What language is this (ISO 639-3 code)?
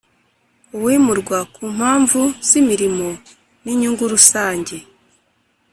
kin